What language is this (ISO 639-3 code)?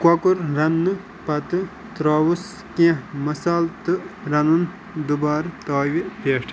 kas